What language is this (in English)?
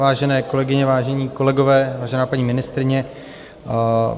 Czech